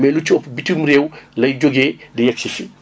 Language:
Wolof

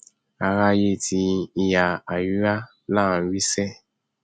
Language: Yoruba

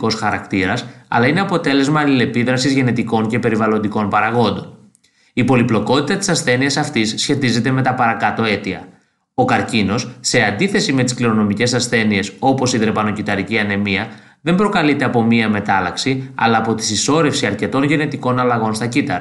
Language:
Greek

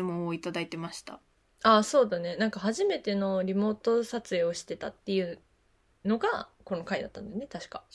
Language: Japanese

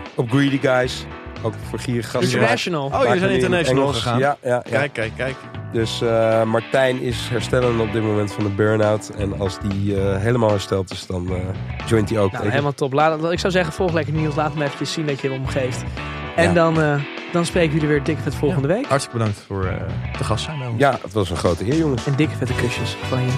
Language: Dutch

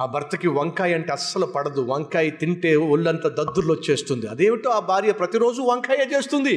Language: Telugu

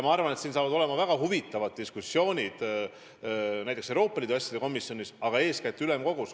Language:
Estonian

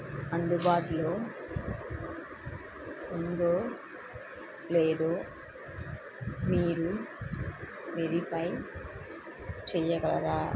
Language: Telugu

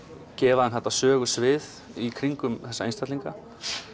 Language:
Icelandic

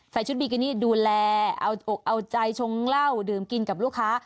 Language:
Thai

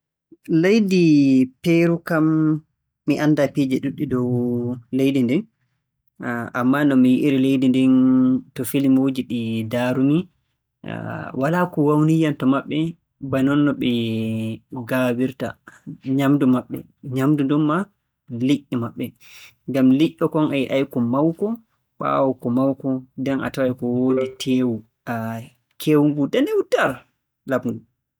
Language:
Borgu Fulfulde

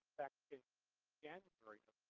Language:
English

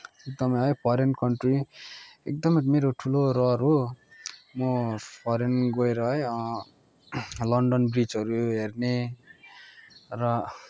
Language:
Nepali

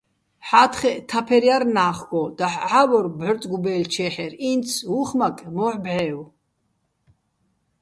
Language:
Bats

